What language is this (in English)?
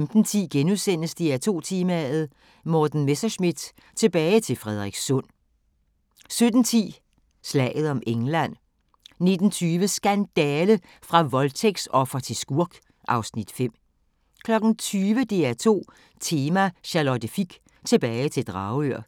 Danish